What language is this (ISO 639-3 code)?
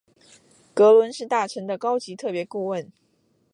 zho